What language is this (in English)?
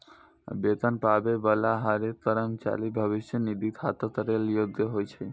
Maithili